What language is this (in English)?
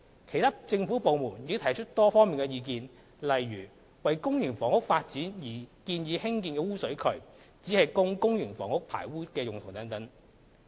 Cantonese